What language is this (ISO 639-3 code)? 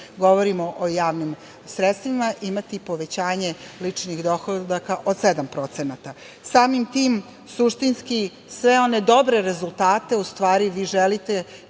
srp